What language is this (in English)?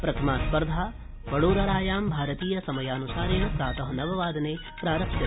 Sanskrit